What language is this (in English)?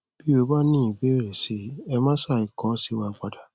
Yoruba